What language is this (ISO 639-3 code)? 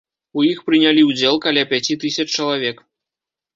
bel